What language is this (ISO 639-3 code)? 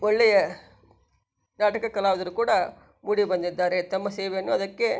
kan